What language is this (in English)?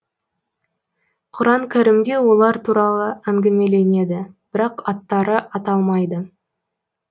Kazakh